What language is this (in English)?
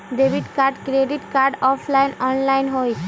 Magahi